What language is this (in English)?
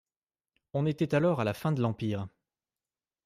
French